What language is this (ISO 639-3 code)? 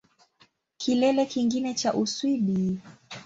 swa